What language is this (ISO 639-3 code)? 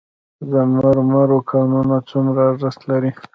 pus